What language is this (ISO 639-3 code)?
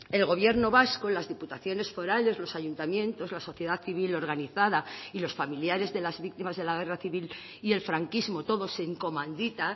spa